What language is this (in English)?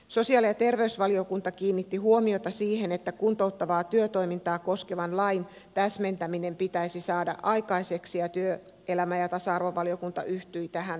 Finnish